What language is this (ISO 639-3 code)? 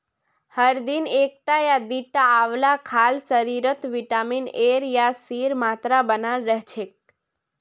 mag